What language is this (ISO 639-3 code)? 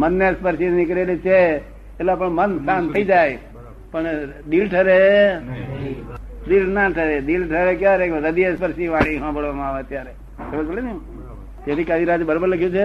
guj